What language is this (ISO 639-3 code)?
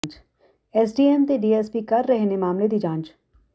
pan